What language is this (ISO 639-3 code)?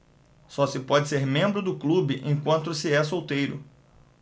por